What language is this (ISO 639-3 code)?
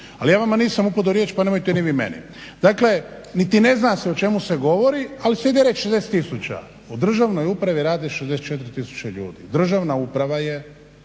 hrv